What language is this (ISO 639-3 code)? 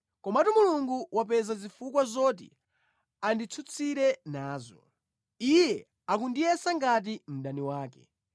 nya